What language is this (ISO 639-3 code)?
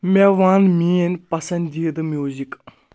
kas